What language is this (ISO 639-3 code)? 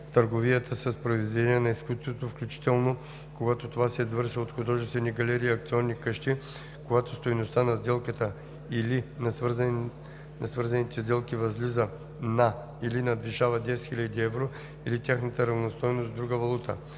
bul